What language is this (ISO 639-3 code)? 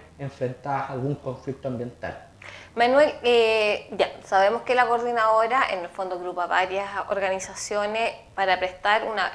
spa